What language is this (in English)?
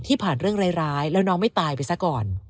Thai